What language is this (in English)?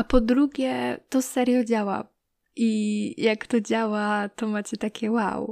Polish